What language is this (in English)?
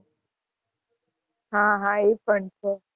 Gujarati